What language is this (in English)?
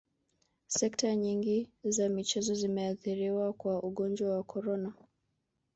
Swahili